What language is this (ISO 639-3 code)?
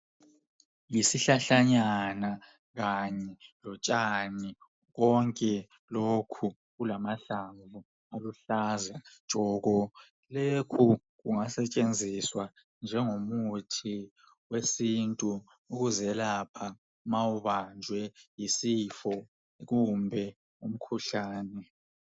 nde